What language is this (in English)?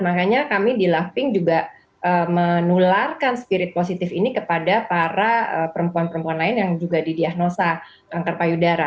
Indonesian